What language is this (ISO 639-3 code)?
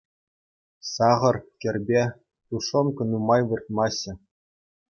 chv